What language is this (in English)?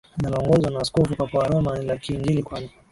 Swahili